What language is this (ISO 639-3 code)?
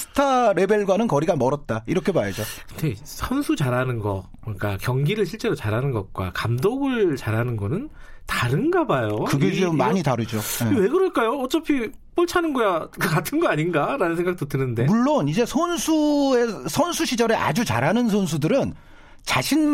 kor